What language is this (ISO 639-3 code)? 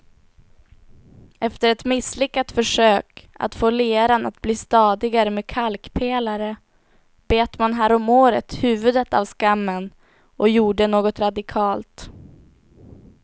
swe